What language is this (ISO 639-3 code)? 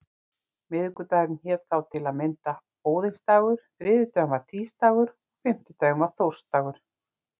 isl